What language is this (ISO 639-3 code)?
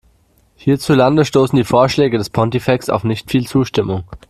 deu